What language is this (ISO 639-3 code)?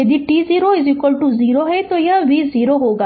hin